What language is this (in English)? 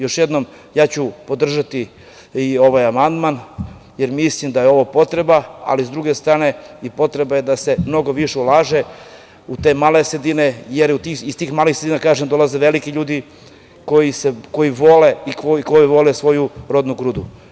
Serbian